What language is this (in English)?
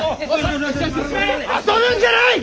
Japanese